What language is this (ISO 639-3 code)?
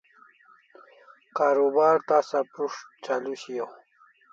kls